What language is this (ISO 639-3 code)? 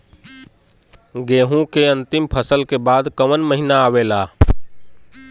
bho